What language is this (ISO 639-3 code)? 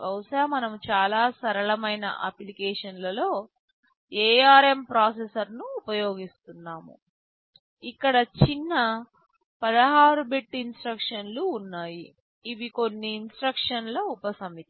tel